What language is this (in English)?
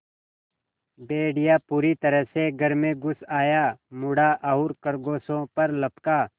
Hindi